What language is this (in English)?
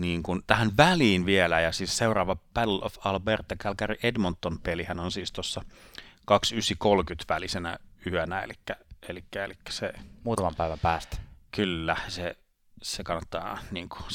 Finnish